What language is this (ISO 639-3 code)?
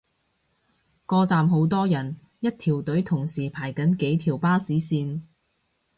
yue